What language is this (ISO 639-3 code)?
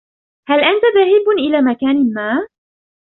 ara